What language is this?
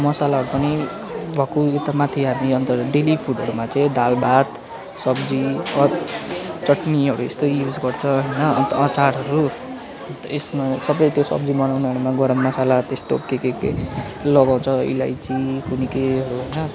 Nepali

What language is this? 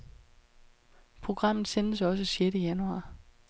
Danish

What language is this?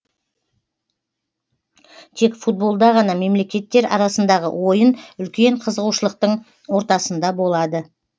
Kazakh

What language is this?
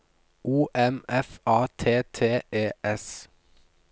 Norwegian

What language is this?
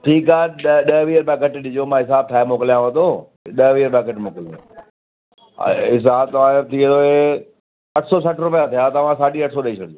Sindhi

